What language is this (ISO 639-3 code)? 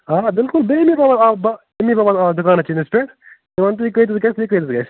kas